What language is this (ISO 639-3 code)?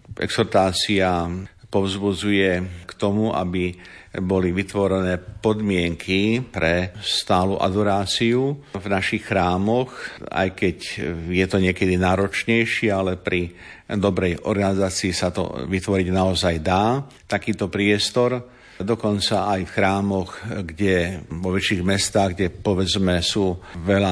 slk